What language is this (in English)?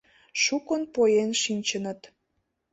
Mari